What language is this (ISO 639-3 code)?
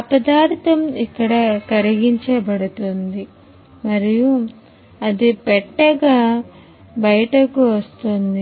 tel